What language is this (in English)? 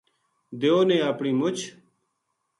Gujari